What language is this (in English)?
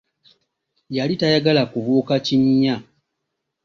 Ganda